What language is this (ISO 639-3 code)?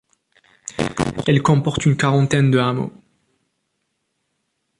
fra